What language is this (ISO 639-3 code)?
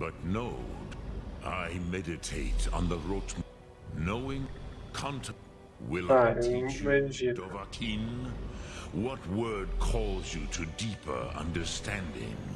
por